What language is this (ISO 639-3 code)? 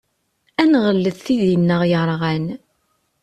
kab